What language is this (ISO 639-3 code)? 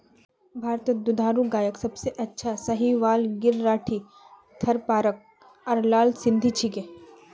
mag